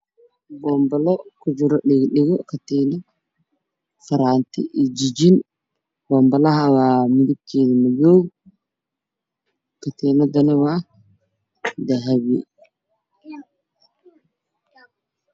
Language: Somali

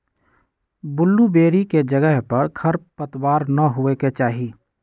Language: Magahi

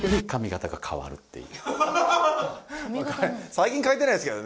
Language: Japanese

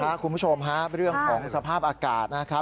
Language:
Thai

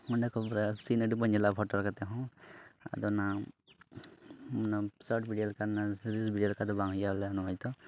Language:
Santali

